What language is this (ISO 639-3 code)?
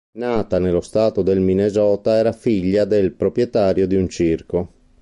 ita